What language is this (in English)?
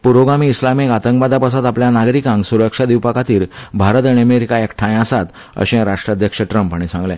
Konkani